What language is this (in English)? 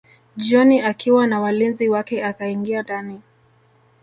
Swahili